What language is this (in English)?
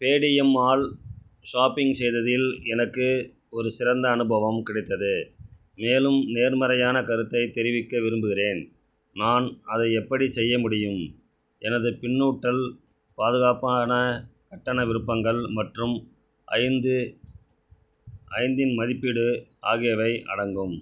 Tamil